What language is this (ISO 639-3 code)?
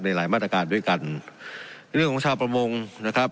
tha